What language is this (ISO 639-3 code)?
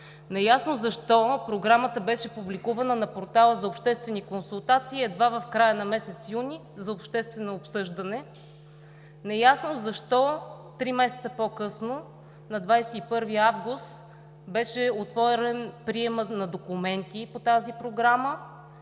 bul